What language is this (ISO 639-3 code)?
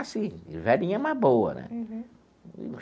por